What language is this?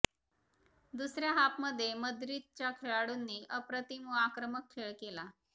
Marathi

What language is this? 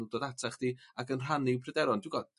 Welsh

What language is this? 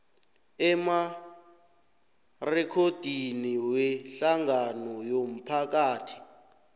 South Ndebele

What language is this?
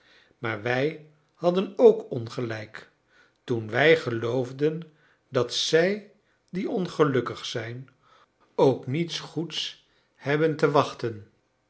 Dutch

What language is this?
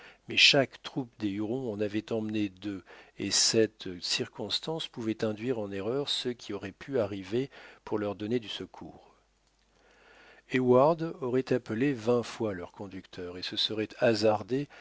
French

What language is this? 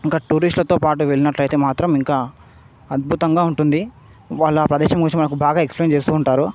Telugu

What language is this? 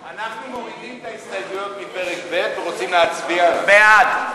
Hebrew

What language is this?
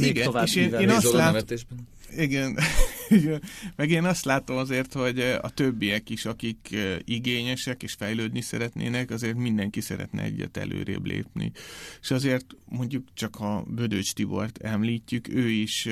Hungarian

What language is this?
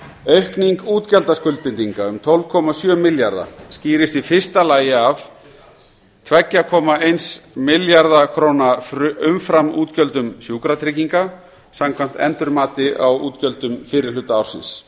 Icelandic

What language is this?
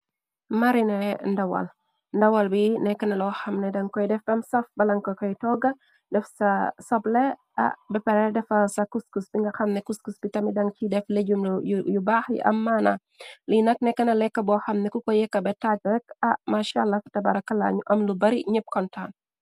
Wolof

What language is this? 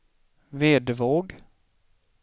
Swedish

